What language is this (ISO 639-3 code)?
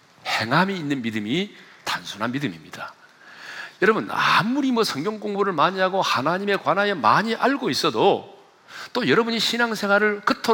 kor